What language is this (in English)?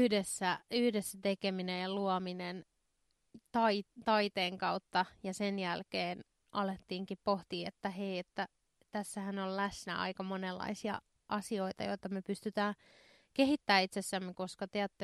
Finnish